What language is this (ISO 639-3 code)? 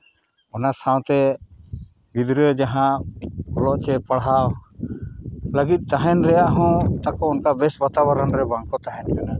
sat